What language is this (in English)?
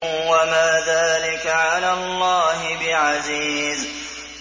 Arabic